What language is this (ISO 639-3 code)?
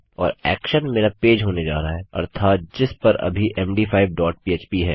hin